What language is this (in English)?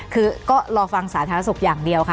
Thai